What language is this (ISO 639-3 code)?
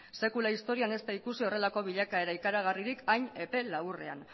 eus